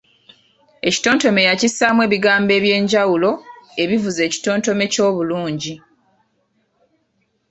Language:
Ganda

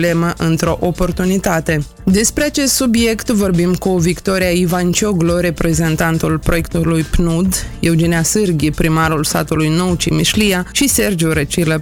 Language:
Romanian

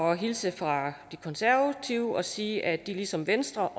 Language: Danish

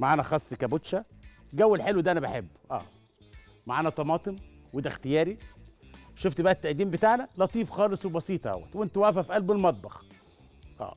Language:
Arabic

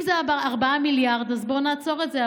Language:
Hebrew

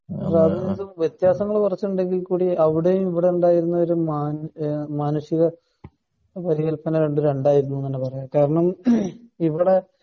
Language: Malayalam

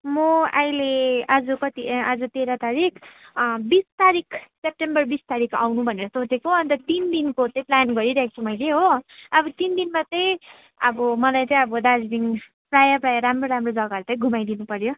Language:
Nepali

